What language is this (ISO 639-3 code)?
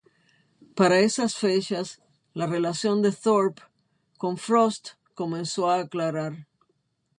spa